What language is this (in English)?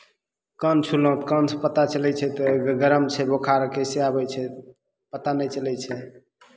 Maithili